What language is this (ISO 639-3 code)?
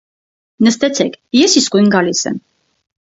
hye